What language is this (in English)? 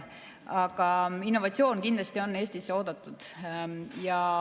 Estonian